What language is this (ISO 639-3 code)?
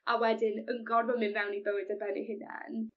cym